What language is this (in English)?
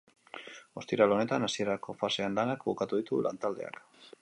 Basque